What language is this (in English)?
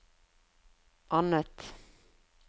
Norwegian